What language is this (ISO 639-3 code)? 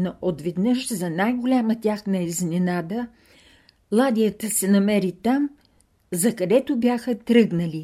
bul